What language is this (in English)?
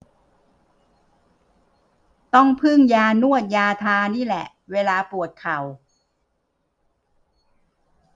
Thai